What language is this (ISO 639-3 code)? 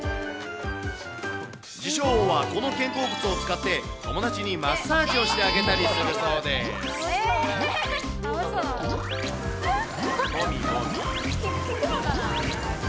jpn